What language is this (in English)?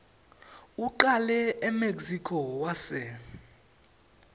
Swati